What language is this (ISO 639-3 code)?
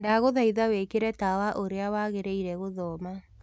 kik